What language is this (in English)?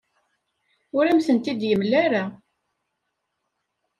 Kabyle